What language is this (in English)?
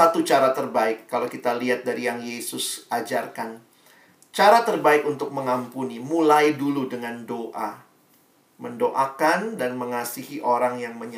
Indonesian